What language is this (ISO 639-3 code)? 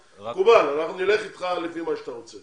heb